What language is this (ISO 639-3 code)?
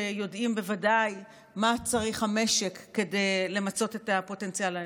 heb